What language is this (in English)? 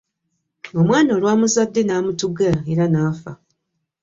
Ganda